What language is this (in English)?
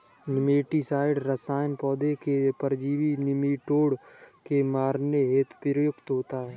Hindi